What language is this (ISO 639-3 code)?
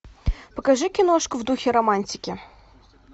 rus